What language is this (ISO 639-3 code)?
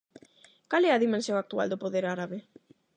glg